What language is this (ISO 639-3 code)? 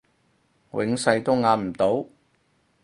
yue